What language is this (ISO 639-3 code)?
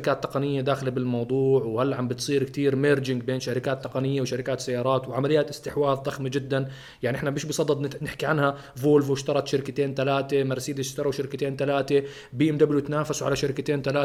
ara